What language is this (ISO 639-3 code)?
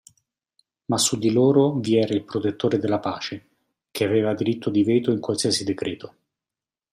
ita